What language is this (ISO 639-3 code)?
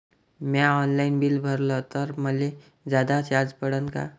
mar